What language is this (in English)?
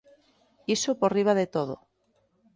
Galician